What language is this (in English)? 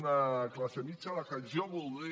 Catalan